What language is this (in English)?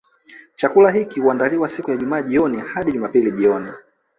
Swahili